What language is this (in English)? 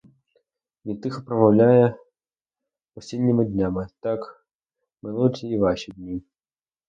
Ukrainian